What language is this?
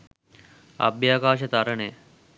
Sinhala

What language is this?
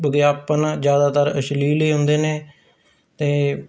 Punjabi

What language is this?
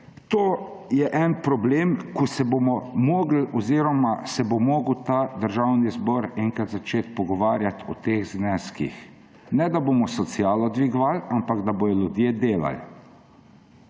Slovenian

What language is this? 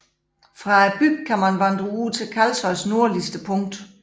Danish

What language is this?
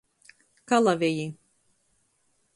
Latgalian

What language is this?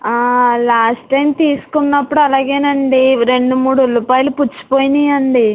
Telugu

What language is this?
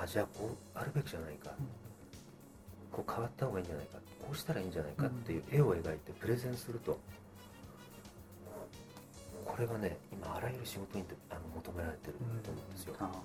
Japanese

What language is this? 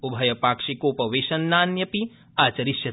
Sanskrit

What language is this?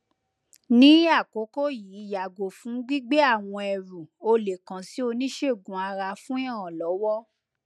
Yoruba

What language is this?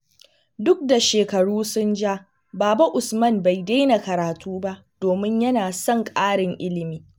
Hausa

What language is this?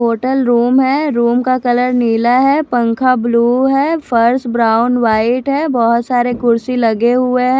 Hindi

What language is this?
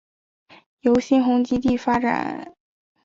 Chinese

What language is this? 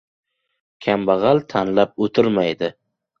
Uzbek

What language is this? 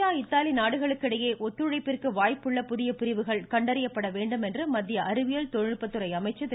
Tamil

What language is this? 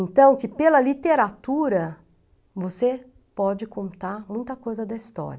Portuguese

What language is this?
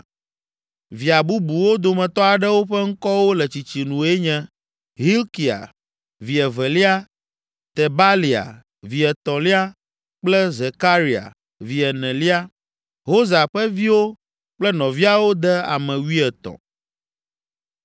Ewe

